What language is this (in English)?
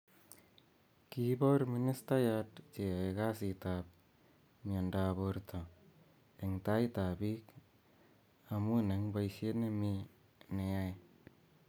Kalenjin